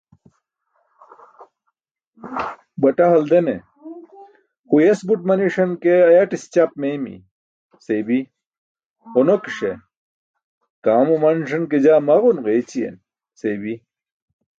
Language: Burushaski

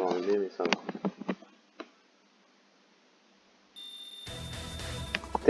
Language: French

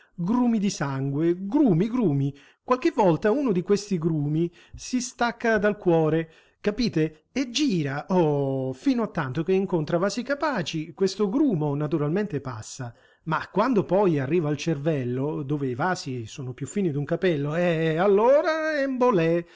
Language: Italian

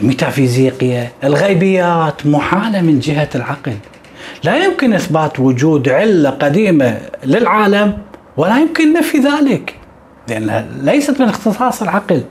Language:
Arabic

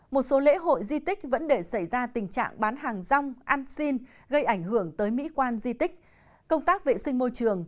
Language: Vietnamese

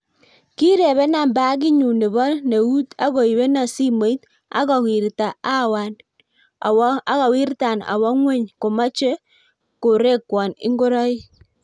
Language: Kalenjin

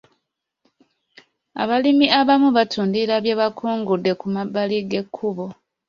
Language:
Ganda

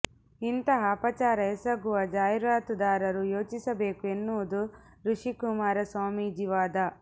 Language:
Kannada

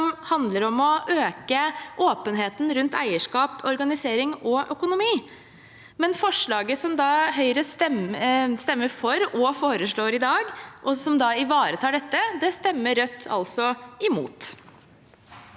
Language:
Norwegian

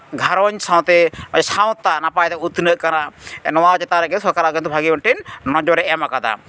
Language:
Santali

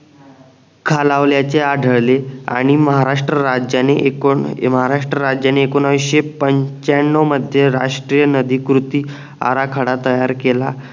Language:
Marathi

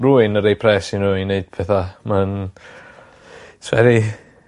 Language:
Welsh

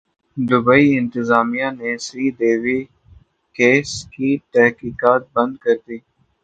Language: Urdu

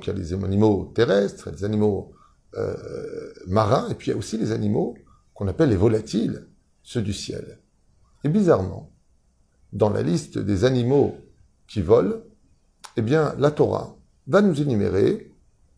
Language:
French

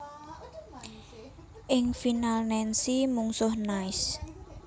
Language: Javanese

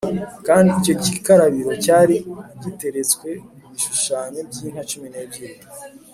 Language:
Kinyarwanda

